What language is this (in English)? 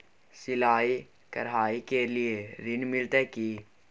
Maithili